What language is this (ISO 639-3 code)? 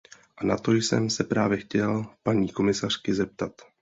ces